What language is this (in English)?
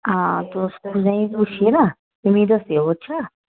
Dogri